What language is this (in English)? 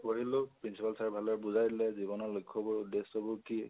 Assamese